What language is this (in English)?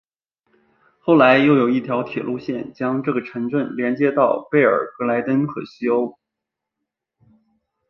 Chinese